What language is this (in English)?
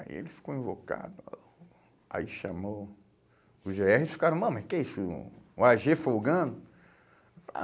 Portuguese